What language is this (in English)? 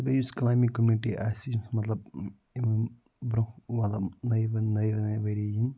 Kashmiri